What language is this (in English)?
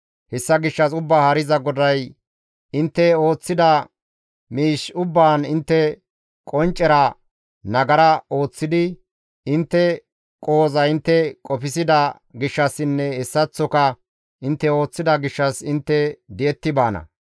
Gamo